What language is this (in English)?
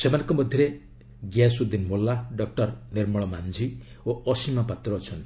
Odia